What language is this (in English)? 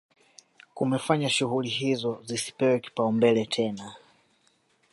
Swahili